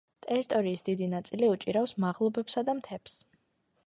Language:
Georgian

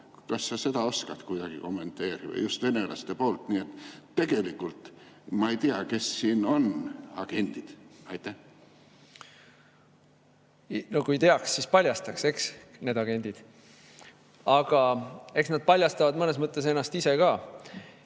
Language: Estonian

